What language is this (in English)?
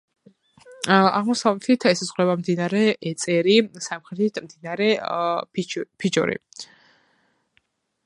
Georgian